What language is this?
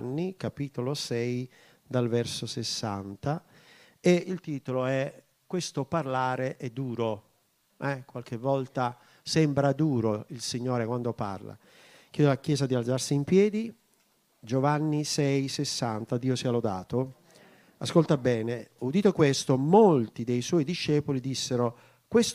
Italian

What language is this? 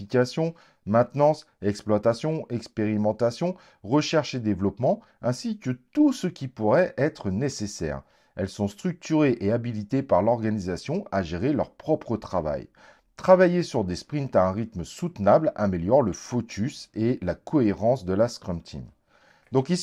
French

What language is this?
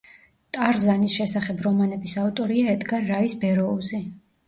Georgian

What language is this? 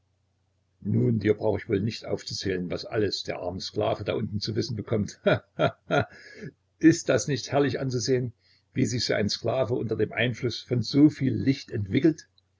German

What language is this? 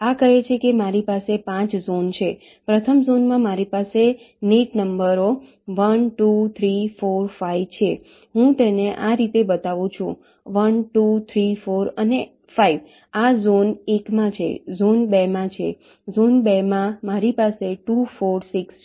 Gujarati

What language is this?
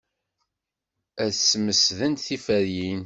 Kabyle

